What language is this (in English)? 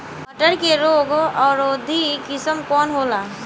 Bhojpuri